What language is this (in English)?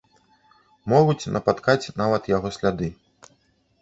Belarusian